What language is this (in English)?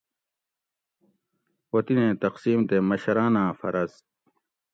Gawri